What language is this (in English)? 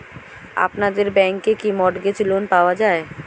Bangla